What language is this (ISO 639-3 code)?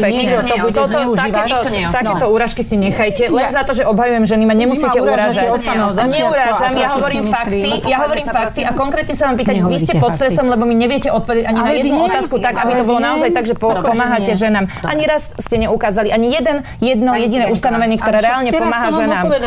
slk